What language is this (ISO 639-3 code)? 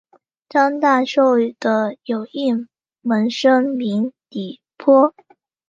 zho